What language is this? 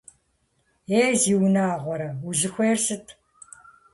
Kabardian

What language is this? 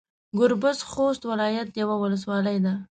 Pashto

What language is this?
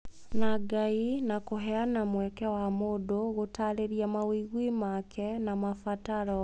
Kikuyu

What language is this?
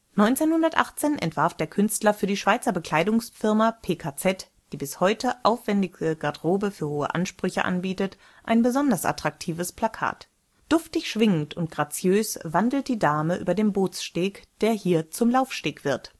German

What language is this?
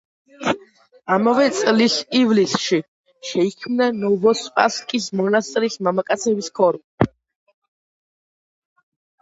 Georgian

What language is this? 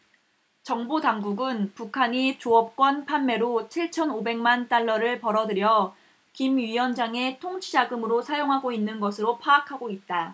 Korean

